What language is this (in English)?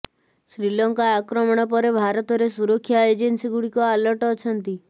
Odia